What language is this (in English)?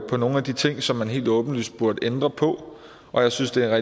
Danish